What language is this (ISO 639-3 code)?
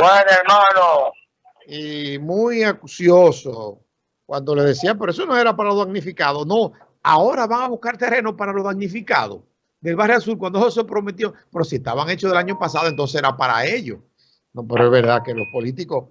spa